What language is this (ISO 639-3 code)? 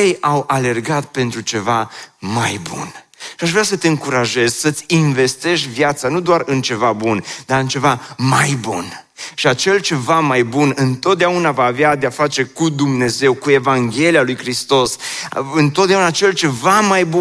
ron